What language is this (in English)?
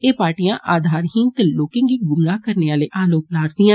Dogri